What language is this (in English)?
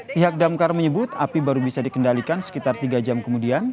Indonesian